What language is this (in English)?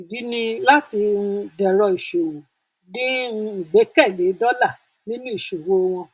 Yoruba